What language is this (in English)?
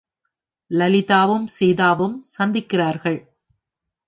Tamil